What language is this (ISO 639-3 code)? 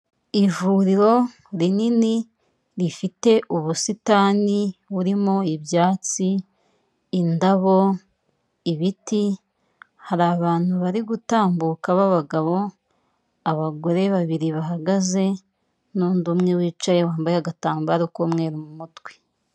kin